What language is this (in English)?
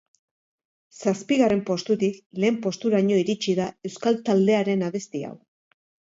Basque